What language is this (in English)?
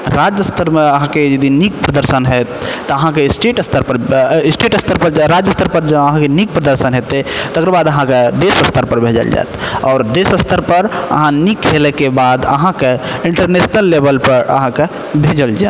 Maithili